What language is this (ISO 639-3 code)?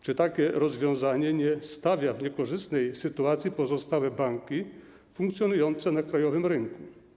pol